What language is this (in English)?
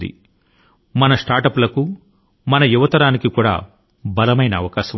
Telugu